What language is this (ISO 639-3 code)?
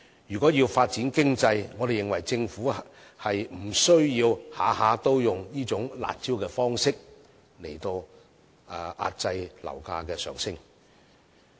yue